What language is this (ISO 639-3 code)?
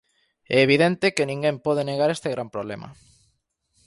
glg